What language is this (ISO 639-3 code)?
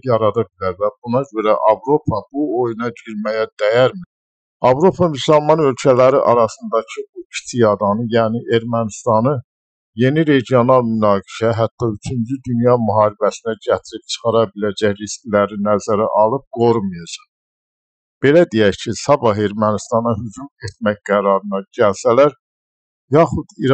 tur